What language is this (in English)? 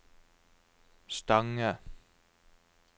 Norwegian